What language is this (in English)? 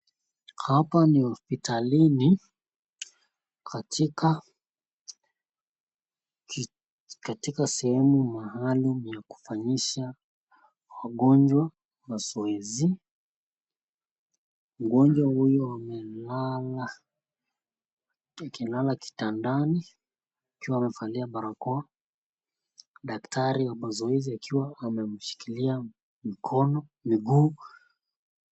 Swahili